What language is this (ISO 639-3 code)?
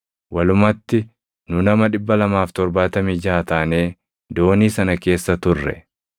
orm